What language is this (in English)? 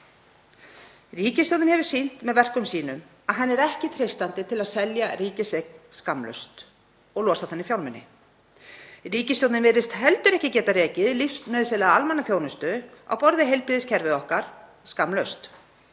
Icelandic